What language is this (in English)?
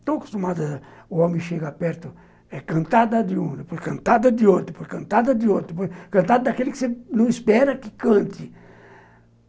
Portuguese